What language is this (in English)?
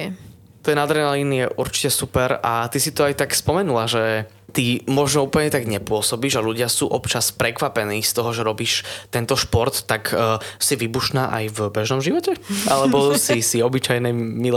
Slovak